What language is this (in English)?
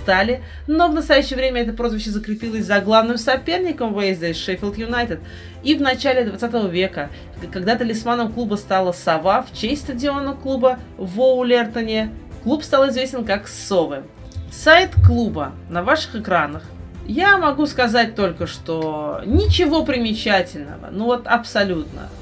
Russian